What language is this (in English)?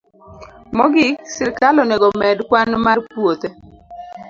Luo (Kenya and Tanzania)